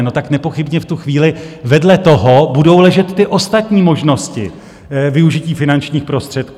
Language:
Czech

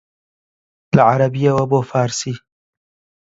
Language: Central Kurdish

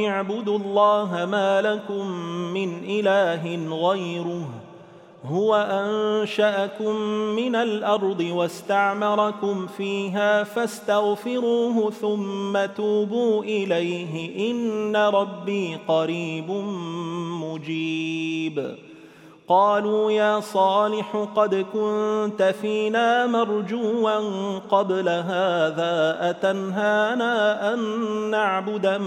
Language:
Arabic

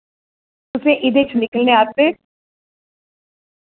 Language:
Dogri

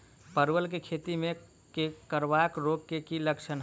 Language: Maithili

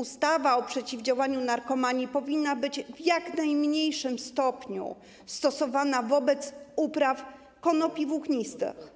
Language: Polish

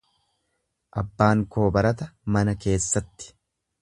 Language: Oromo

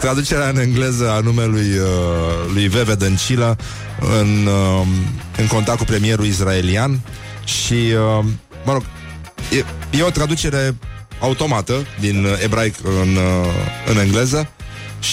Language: Romanian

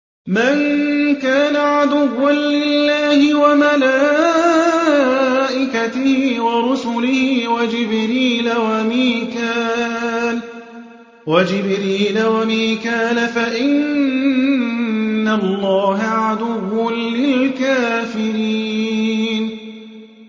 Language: Arabic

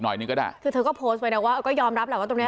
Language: Thai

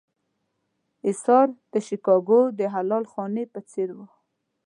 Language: Pashto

